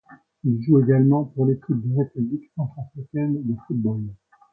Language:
French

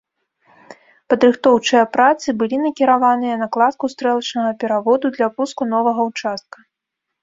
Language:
Belarusian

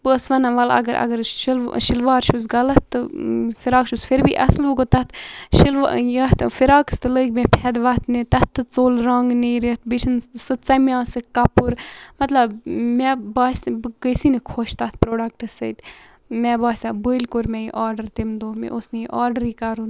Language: Kashmiri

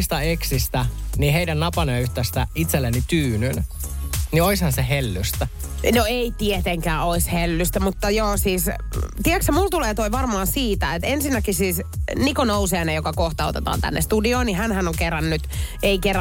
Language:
Finnish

